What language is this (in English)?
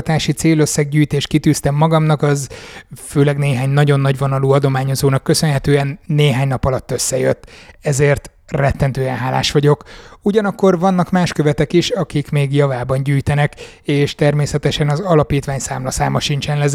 Hungarian